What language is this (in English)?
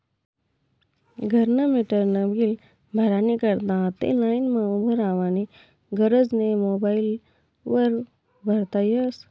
Marathi